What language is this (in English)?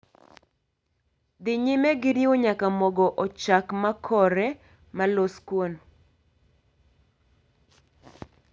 Luo (Kenya and Tanzania)